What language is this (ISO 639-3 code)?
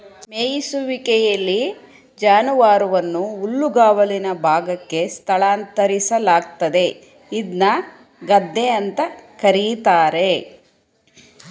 kan